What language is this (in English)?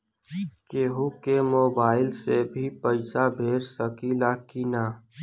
Bhojpuri